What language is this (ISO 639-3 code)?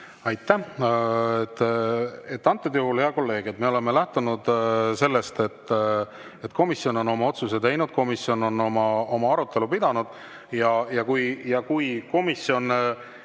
est